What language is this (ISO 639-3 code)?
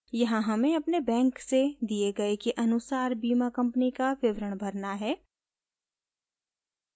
hin